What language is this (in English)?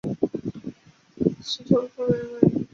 Chinese